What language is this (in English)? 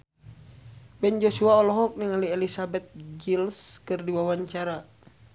Sundanese